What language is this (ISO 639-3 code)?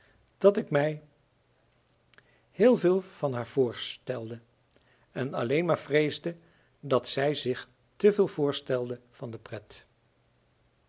nld